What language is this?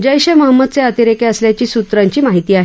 Marathi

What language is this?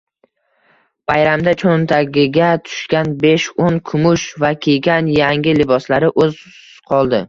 Uzbek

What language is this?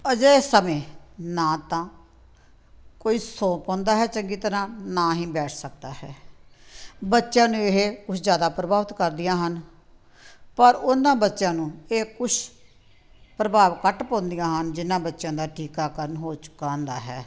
Punjabi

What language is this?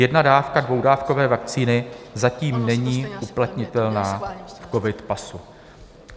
Czech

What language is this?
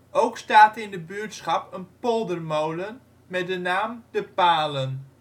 Dutch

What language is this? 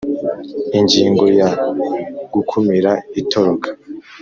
Kinyarwanda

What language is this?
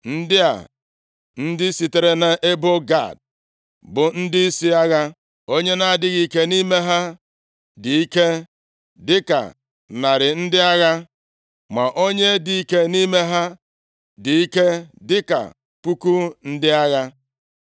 Igbo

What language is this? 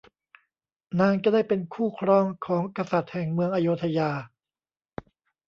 Thai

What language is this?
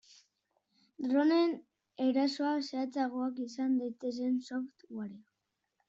Basque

